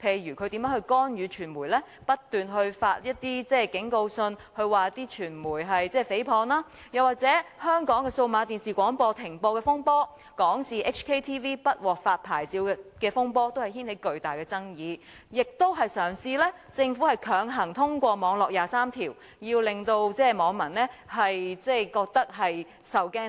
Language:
Cantonese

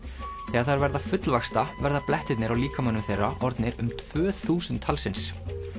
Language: Icelandic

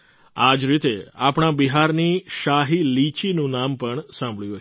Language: Gujarati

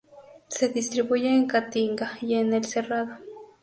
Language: Spanish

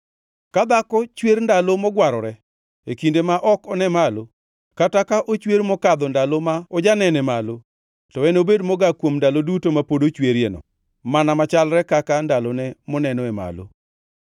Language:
Luo (Kenya and Tanzania)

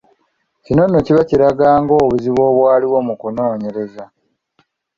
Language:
Ganda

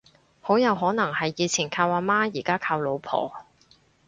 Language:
Cantonese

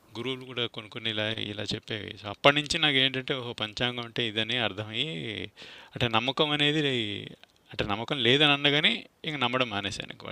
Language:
Telugu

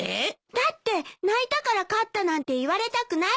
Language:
Japanese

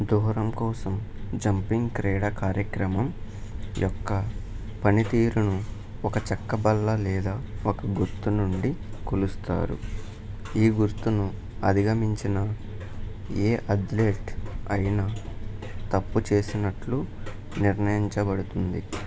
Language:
Telugu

